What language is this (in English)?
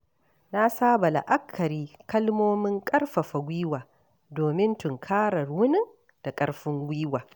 Hausa